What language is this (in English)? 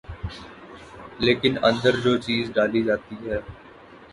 Urdu